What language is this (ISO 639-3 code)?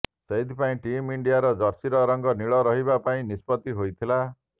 ori